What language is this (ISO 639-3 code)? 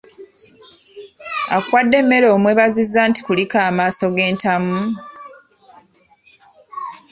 lug